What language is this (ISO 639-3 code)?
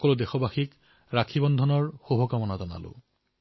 asm